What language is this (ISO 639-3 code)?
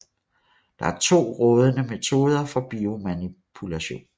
dan